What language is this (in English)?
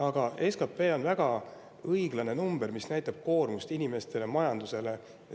Estonian